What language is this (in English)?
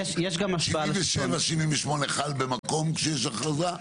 Hebrew